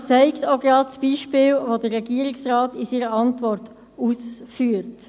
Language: Swiss German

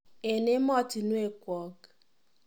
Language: Kalenjin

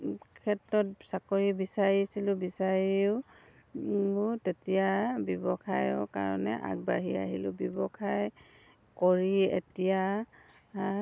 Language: Assamese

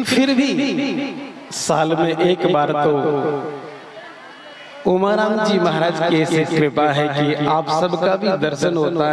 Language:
Hindi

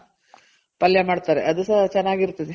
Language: Kannada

